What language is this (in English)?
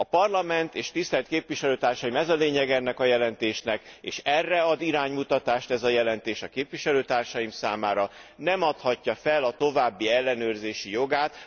Hungarian